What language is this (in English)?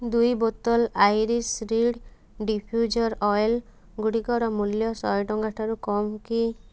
Odia